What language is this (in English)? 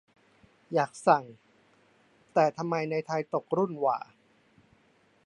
Thai